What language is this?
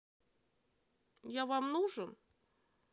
Russian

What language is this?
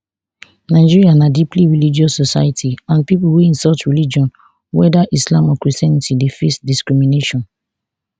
Nigerian Pidgin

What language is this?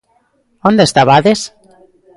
Galician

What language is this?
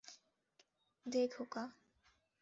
Bangla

